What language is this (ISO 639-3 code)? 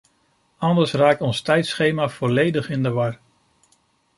nld